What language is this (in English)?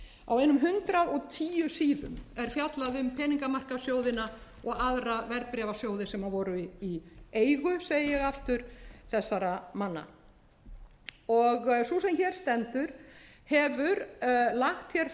Icelandic